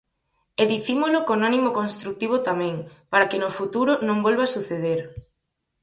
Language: Galician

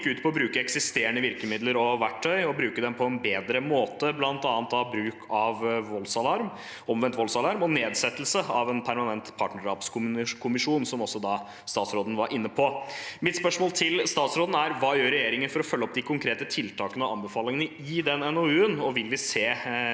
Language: Norwegian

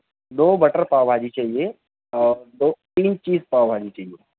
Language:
Urdu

